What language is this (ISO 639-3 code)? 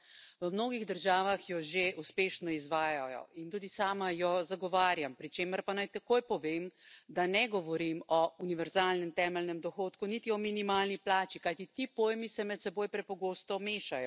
slv